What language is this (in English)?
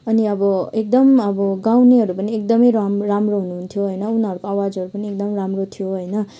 Nepali